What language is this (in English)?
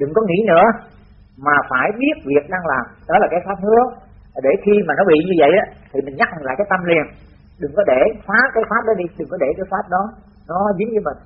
Vietnamese